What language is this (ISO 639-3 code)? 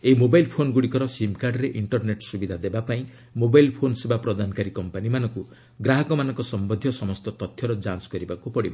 ori